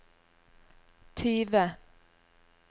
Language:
Norwegian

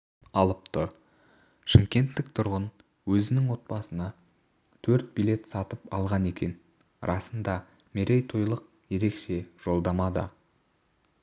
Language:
Kazakh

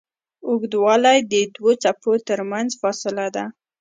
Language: Pashto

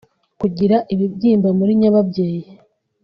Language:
Kinyarwanda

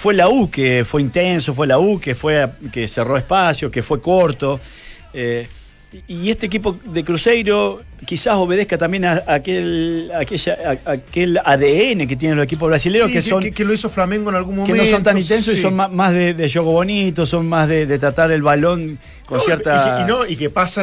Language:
Spanish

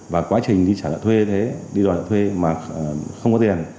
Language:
Vietnamese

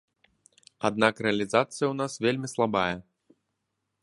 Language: Belarusian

